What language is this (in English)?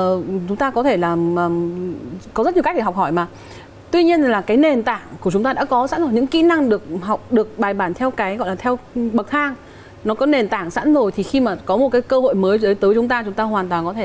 Vietnamese